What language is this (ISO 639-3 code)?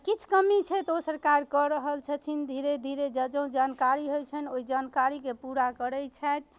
mai